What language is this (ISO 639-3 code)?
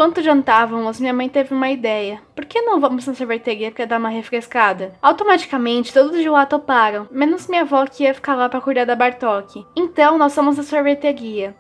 por